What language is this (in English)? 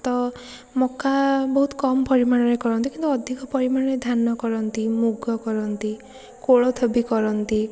Odia